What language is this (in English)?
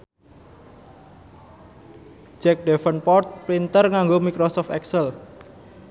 Javanese